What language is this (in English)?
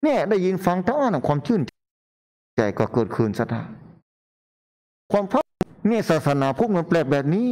Thai